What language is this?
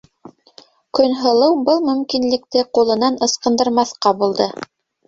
Bashkir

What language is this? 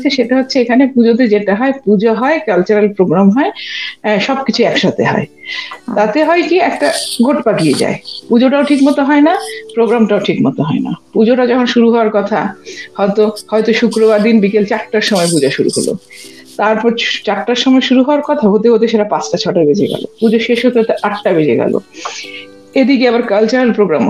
Bangla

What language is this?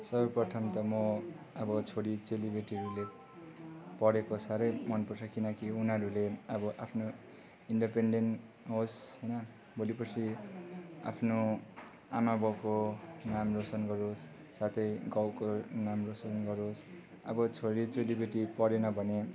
Nepali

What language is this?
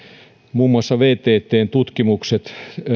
Finnish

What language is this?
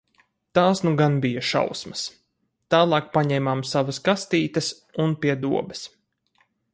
Latvian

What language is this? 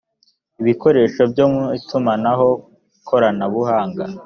Kinyarwanda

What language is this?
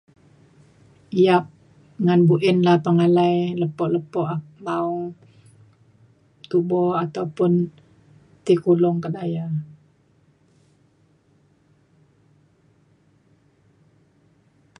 Mainstream Kenyah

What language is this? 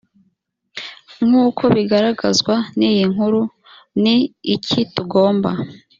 Kinyarwanda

